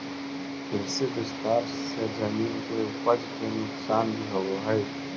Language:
Magahi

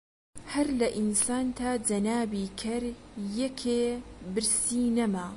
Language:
Central Kurdish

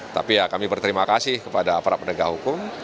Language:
Indonesian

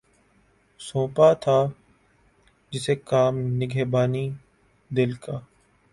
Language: Urdu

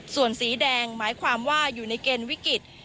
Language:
Thai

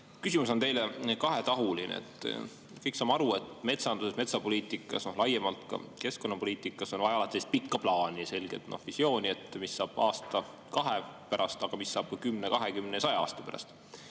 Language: Estonian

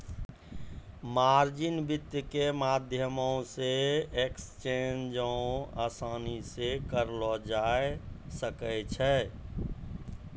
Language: Maithili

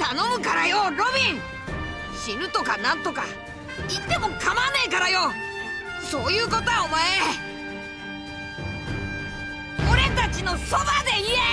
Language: Japanese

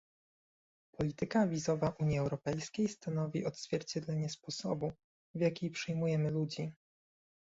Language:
Polish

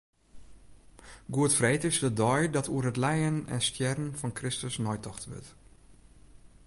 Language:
Western Frisian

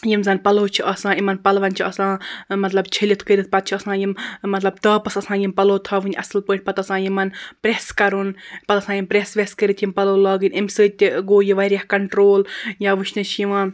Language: Kashmiri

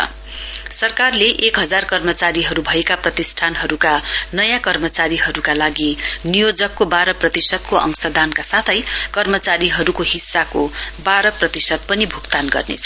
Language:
Nepali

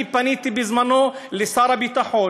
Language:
Hebrew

